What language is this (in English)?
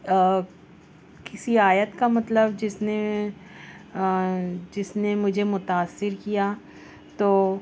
Urdu